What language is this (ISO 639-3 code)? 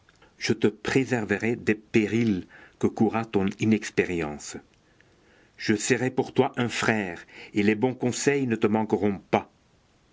fra